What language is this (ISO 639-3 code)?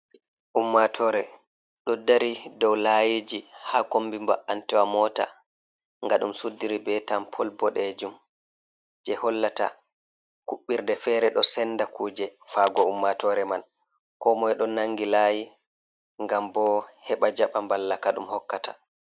ful